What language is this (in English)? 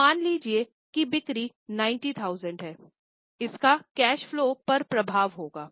Hindi